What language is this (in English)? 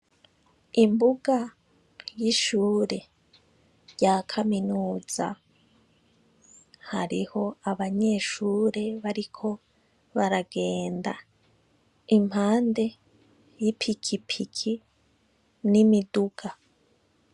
Rundi